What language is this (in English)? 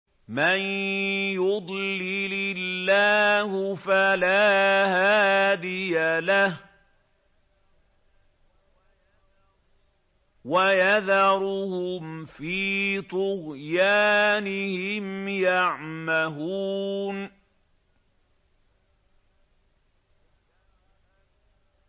Arabic